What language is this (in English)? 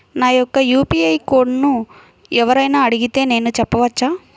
Telugu